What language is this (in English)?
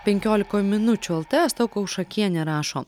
Lithuanian